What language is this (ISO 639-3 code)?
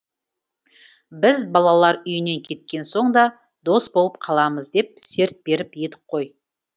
kaz